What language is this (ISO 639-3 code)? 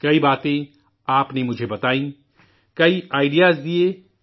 urd